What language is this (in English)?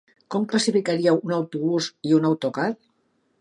Catalan